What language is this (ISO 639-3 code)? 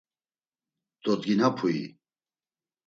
lzz